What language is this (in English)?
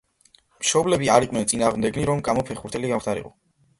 Georgian